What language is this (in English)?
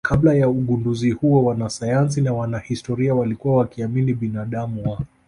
Swahili